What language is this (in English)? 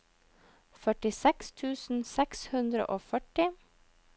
Norwegian